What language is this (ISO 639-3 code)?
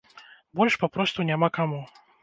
bel